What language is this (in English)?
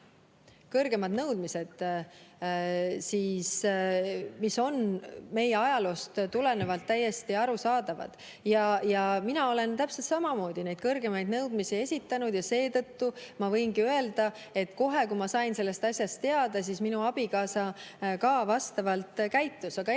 Estonian